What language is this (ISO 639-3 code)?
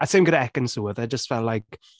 cym